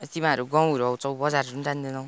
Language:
Nepali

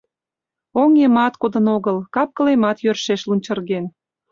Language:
Mari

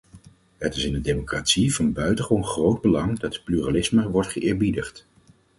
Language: Dutch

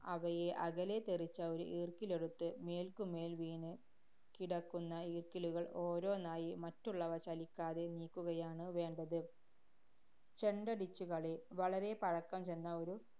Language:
Malayalam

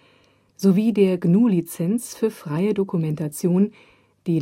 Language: German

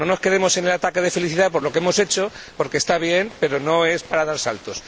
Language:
Spanish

